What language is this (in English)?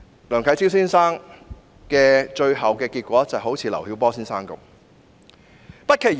Cantonese